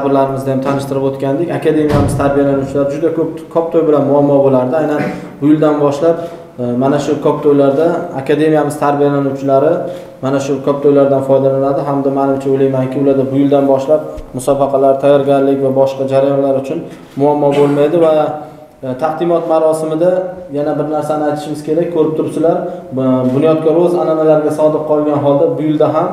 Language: Turkish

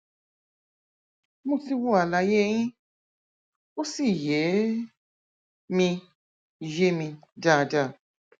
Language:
Yoruba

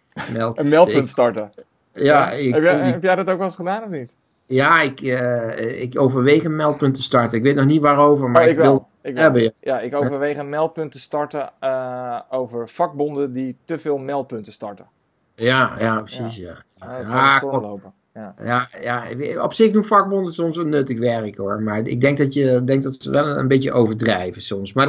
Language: Dutch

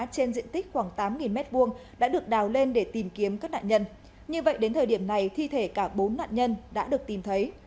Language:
Vietnamese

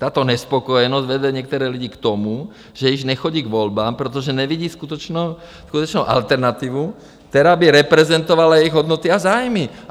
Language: Czech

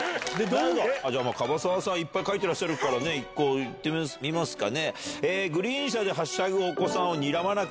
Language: Japanese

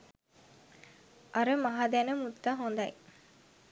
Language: Sinhala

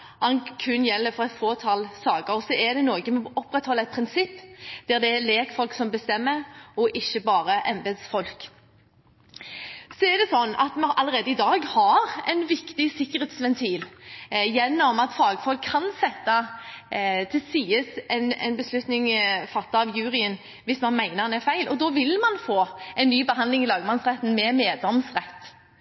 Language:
Norwegian Bokmål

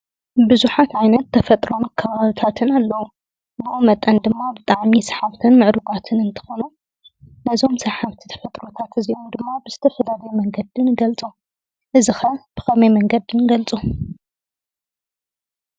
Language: Tigrinya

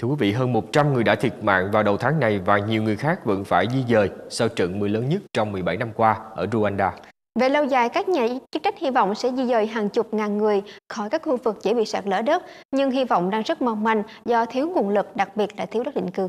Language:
Vietnamese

